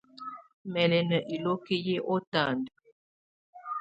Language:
Tunen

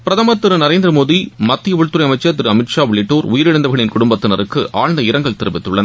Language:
Tamil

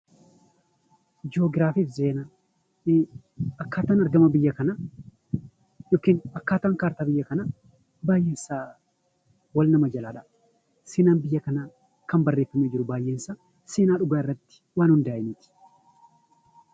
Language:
Oromo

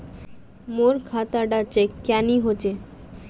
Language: Magahi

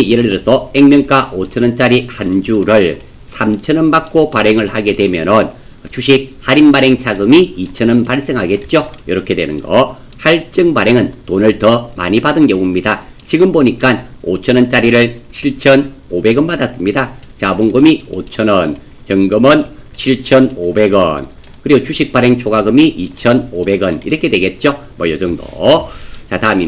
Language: Korean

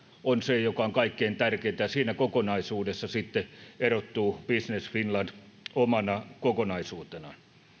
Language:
Finnish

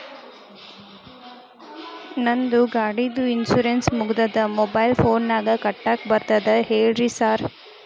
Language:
Kannada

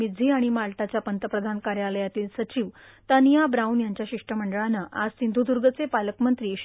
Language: Marathi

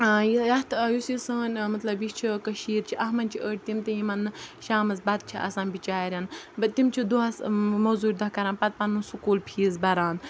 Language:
Kashmiri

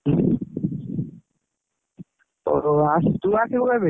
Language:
Odia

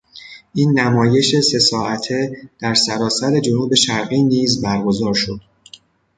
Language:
Persian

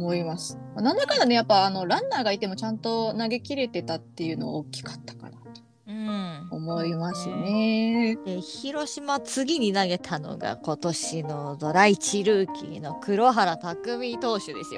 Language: Japanese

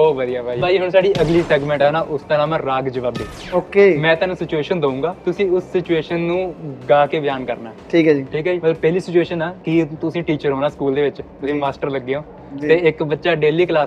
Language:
Punjabi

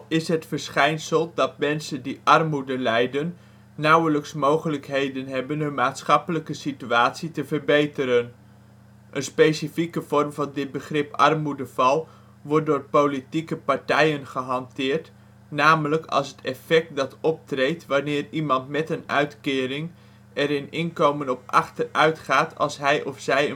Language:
Dutch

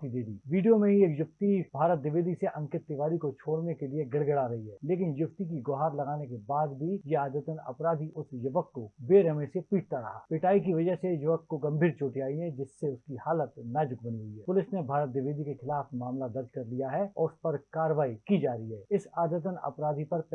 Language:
Hindi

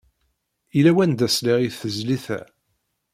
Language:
Kabyle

